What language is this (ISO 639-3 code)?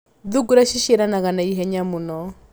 kik